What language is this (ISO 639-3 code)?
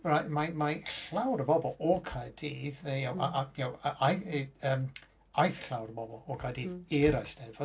cym